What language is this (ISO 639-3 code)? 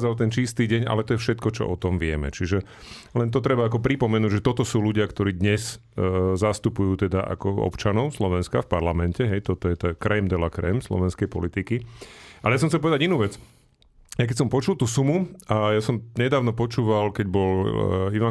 slk